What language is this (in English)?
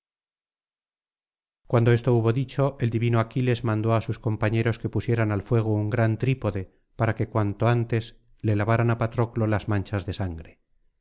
Spanish